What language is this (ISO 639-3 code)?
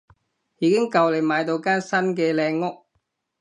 yue